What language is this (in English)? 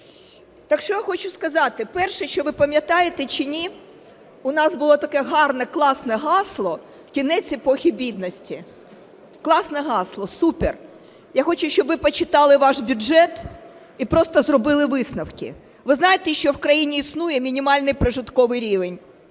Ukrainian